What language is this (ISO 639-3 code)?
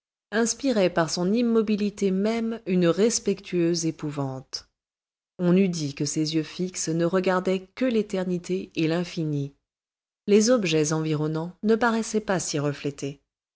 fra